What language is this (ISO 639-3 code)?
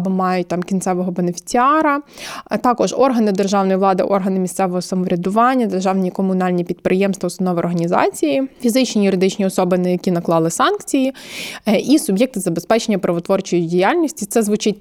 ukr